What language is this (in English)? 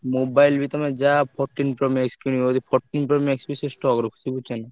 Odia